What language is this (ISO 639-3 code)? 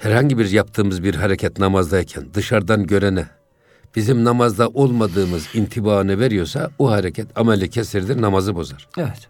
tur